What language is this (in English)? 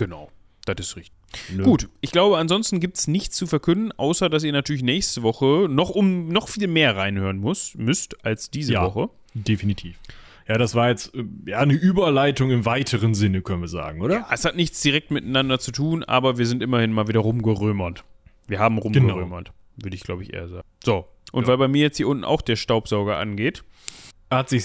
German